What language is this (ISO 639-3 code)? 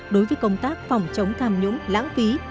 vie